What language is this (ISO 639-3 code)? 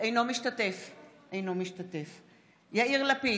heb